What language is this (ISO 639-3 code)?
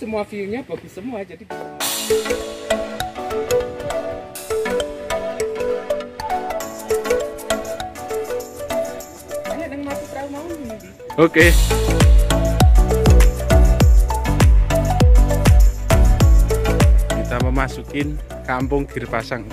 ind